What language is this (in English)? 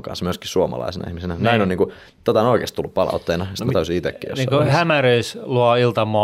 Finnish